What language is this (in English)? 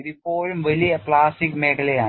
Malayalam